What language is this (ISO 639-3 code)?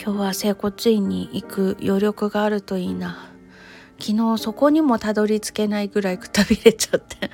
jpn